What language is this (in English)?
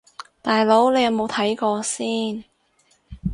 Cantonese